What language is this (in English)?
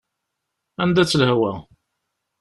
Kabyle